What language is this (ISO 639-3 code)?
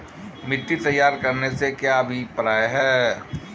hin